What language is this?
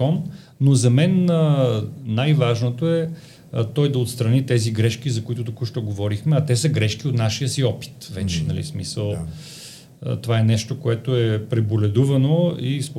Bulgarian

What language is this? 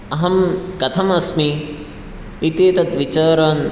Sanskrit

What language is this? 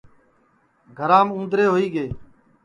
Sansi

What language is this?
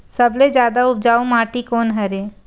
Chhattisgarhi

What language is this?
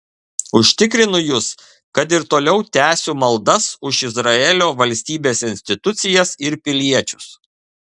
Lithuanian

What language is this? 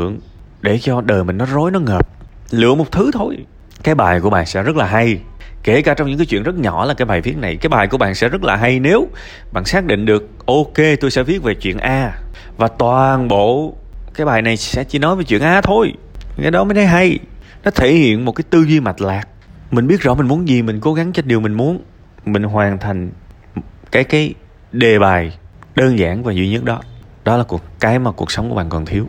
Vietnamese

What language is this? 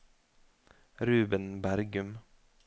Norwegian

